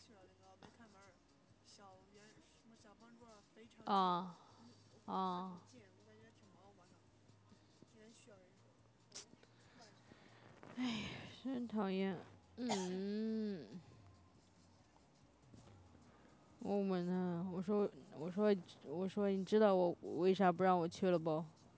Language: Chinese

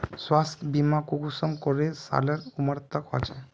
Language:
Magahi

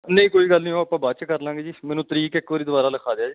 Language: Punjabi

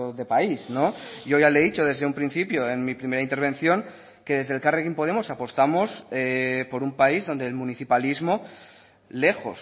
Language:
Spanish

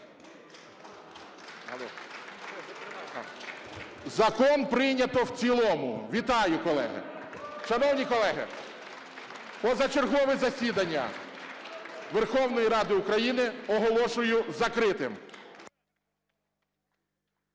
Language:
Ukrainian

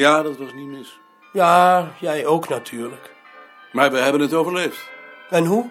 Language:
Dutch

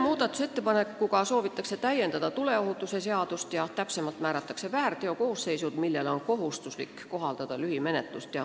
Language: Estonian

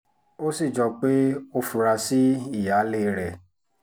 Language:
Yoruba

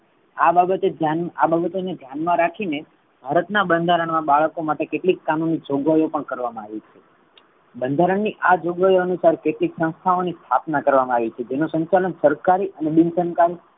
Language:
Gujarati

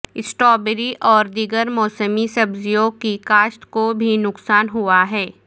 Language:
Urdu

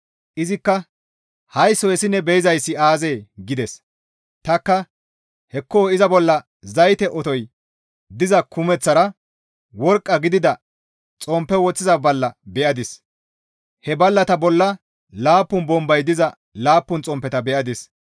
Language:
Gamo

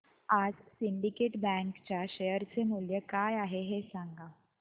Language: Marathi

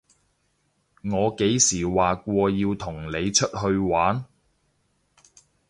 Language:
Cantonese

